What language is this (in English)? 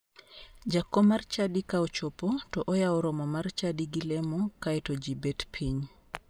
Luo (Kenya and Tanzania)